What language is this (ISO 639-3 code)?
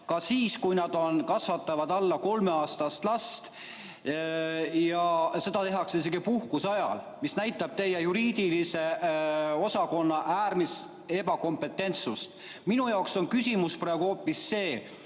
est